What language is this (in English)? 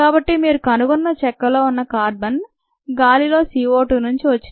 Telugu